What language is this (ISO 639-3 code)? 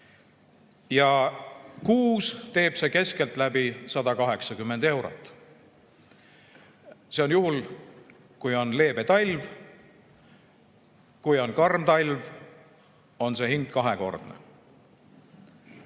est